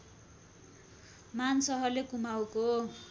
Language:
Nepali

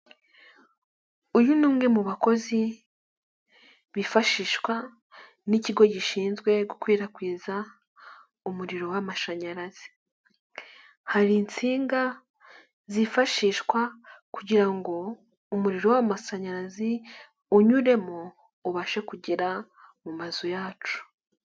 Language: Kinyarwanda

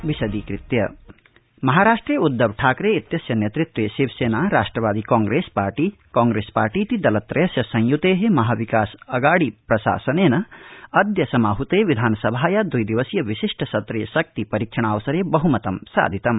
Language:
Sanskrit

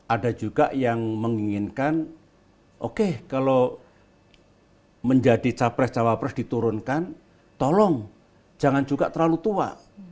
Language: Indonesian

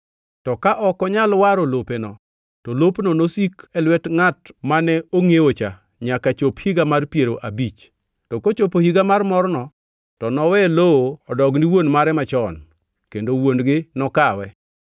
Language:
Luo (Kenya and Tanzania)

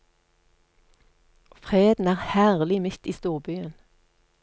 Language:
Norwegian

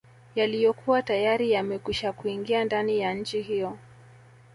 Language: Swahili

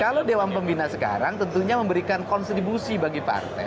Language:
Indonesian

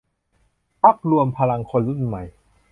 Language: Thai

